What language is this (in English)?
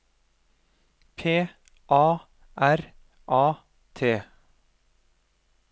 Norwegian